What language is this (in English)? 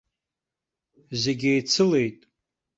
Abkhazian